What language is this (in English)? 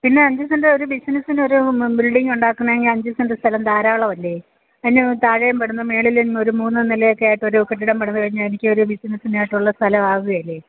Malayalam